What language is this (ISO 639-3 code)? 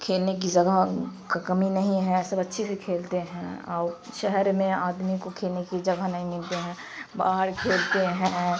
urd